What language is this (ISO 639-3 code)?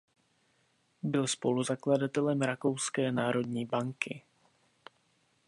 ces